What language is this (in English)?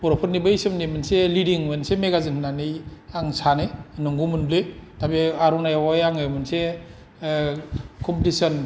Bodo